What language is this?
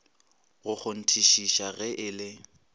Northern Sotho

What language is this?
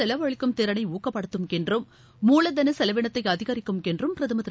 Tamil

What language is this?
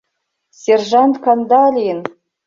Mari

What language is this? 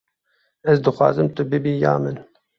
Kurdish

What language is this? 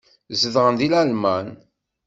Kabyle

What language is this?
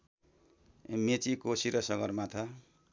Nepali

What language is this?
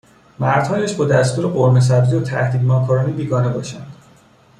Persian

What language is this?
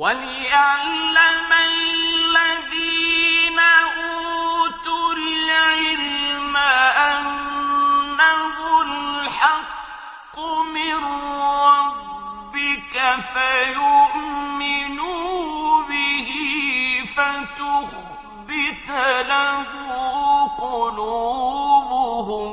Arabic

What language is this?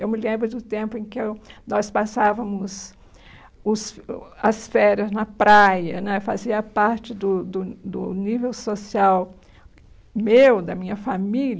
Portuguese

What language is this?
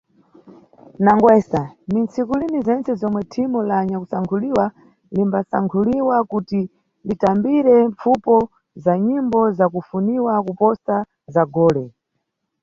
Nyungwe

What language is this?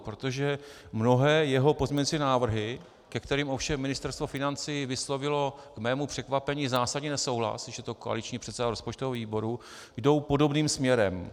Czech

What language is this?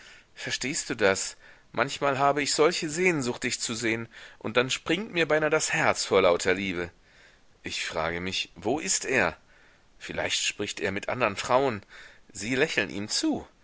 German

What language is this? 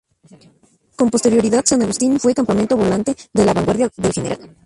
Spanish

